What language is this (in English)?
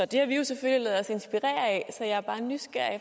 Danish